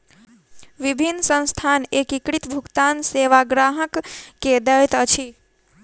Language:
Maithili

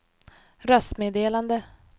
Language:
Swedish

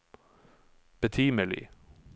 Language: Norwegian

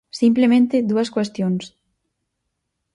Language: Galician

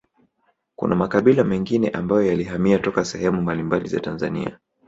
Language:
Swahili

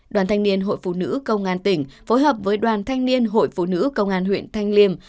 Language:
Vietnamese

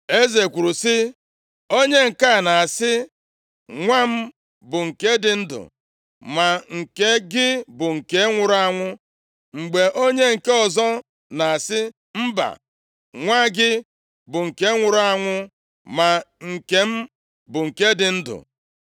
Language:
Igbo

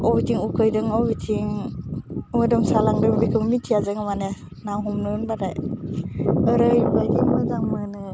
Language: Bodo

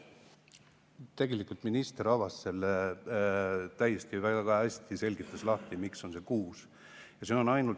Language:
Estonian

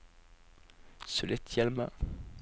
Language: Norwegian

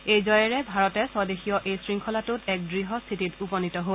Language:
Assamese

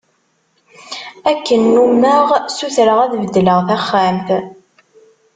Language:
Kabyle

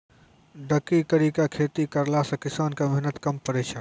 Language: Maithili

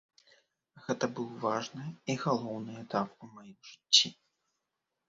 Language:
Belarusian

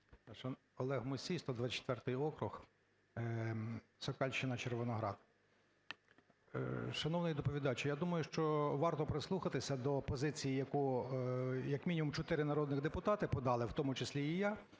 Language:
Ukrainian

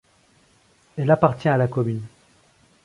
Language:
French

